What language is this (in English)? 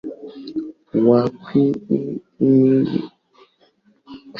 Swahili